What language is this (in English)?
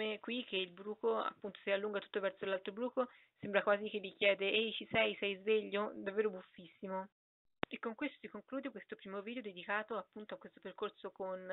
Italian